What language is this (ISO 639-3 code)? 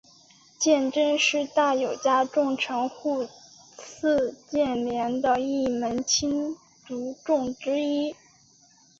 zho